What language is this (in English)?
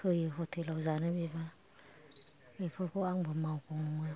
Bodo